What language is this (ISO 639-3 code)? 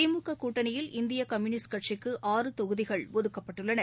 tam